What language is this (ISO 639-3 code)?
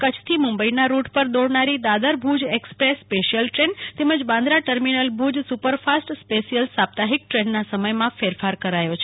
guj